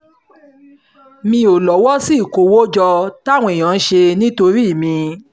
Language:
Yoruba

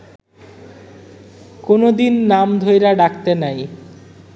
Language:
Bangla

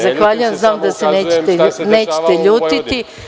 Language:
Serbian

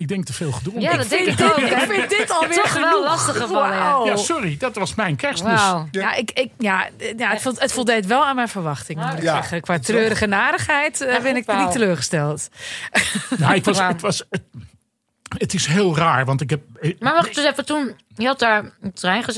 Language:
Dutch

